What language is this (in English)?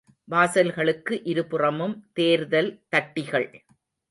Tamil